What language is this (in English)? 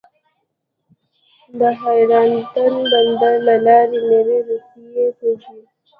Pashto